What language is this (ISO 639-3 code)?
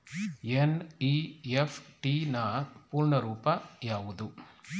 kan